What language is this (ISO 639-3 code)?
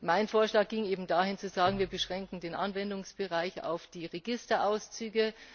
deu